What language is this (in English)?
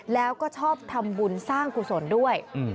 Thai